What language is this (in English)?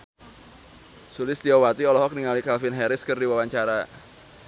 Sundanese